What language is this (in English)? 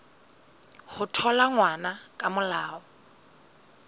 Southern Sotho